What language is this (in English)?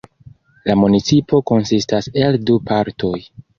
Esperanto